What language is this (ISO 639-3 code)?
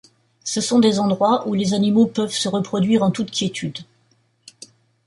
fra